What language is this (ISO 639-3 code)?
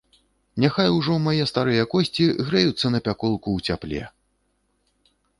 bel